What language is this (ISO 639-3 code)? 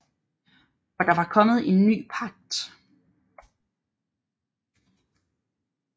dan